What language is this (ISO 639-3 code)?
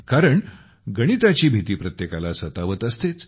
mar